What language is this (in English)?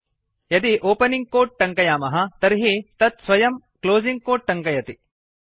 Sanskrit